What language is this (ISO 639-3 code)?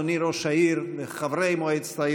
heb